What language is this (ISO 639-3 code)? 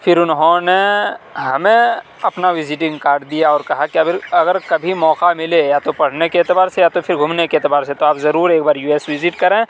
urd